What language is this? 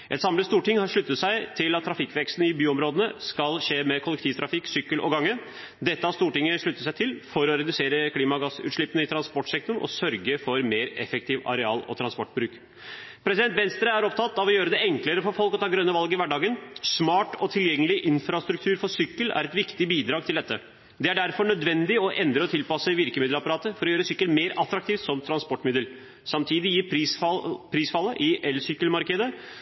Norwegian Bokmål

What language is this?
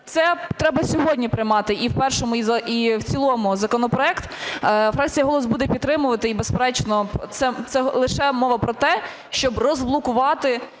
Ukrainian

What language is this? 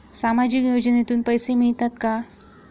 Marathi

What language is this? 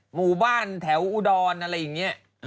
Thai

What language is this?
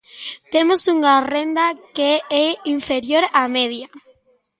Galician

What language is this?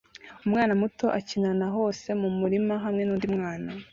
Kinyarwanda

